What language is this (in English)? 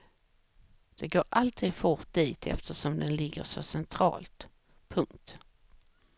Swedish